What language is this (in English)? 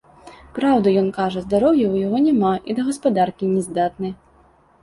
Belarusian